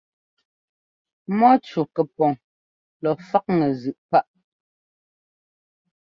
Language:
Ngomba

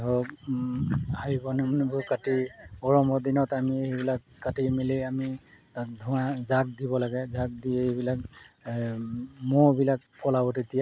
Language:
Assamese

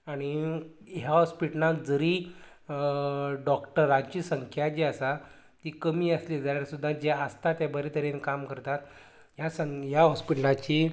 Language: Konkani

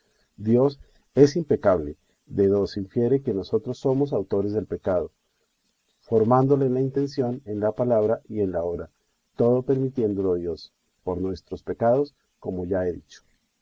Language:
Spanish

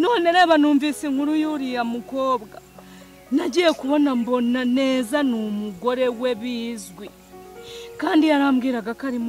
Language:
Romanian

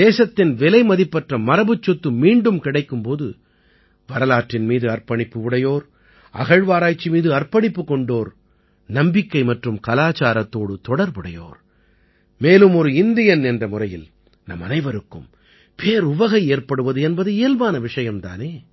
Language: Tamil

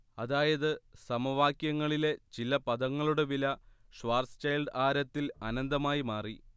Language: Malayalam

